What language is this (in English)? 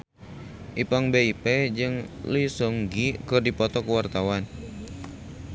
Sundanese